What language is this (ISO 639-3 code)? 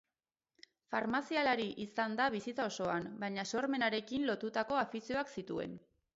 eus